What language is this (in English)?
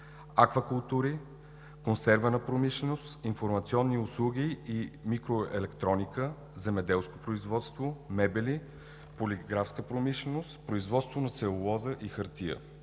Bulgarian